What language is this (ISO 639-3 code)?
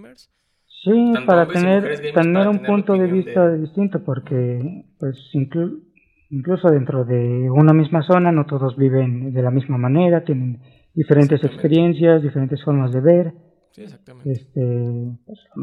spa